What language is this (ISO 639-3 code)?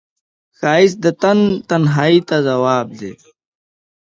pus